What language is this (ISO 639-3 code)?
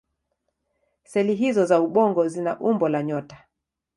swa